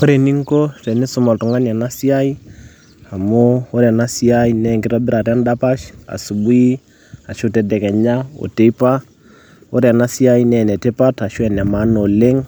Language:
Masai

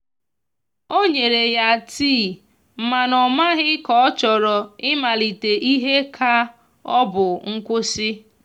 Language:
Igbo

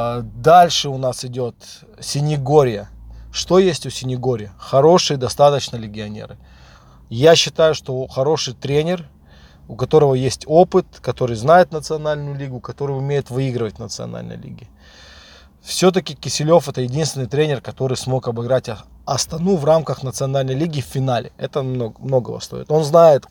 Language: Russian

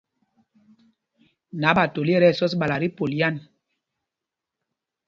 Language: Mpumpong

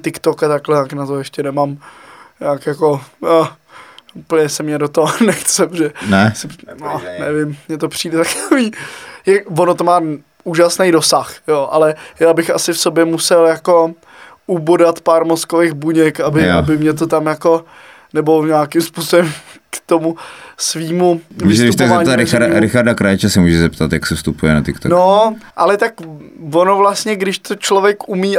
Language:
Czech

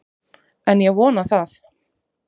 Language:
Icelandic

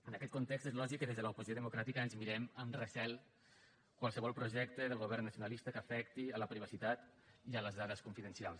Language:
Catalan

